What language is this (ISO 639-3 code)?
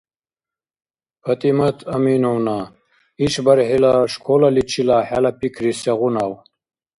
dar